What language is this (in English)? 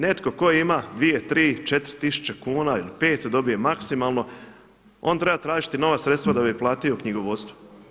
Croatian